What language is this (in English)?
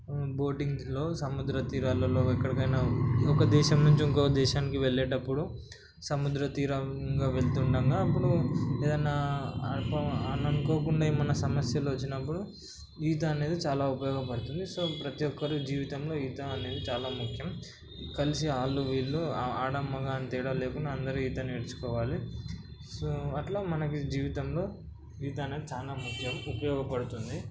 Telugu